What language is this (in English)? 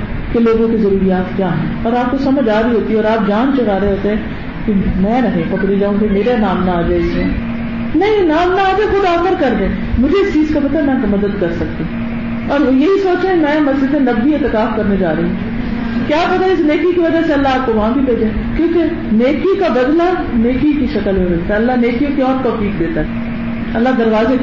Urdu